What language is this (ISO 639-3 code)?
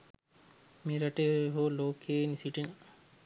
sin